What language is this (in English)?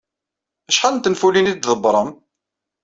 Kabyle